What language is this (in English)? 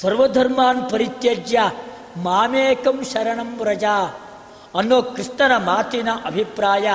Kannada